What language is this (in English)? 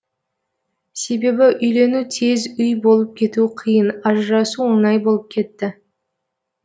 Kazakh